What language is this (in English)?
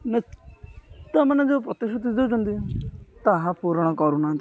Odia